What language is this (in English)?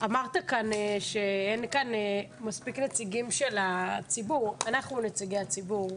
Hebrew